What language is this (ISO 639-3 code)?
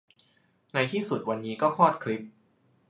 tha